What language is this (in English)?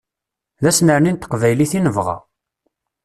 Kabyle